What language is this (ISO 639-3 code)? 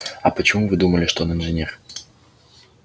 rus